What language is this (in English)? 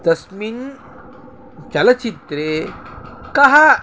Sanskrit